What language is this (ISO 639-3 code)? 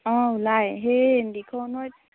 asm